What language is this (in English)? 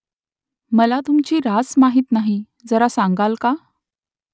Marathi